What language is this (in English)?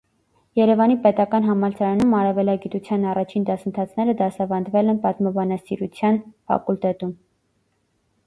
Armenian